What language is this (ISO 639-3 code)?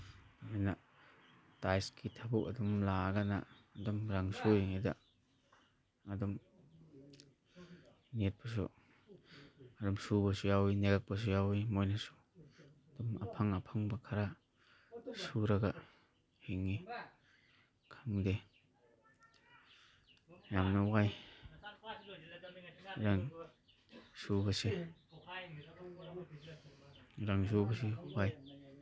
mni